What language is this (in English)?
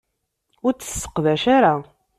Kabyle